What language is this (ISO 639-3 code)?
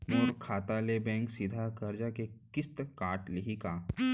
hne